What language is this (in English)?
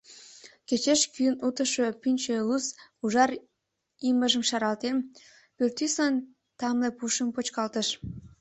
Mari